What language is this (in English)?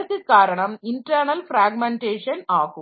Tamil